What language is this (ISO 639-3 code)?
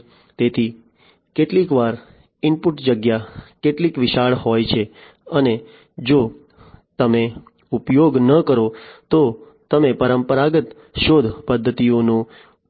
guj